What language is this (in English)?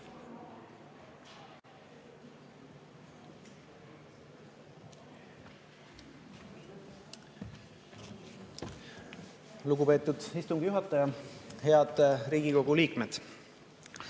Estonian